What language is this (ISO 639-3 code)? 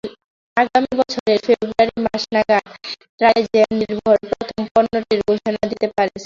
ben